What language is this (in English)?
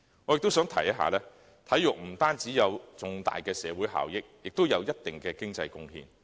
Cantonese